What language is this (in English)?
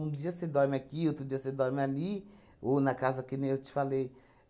Portuguese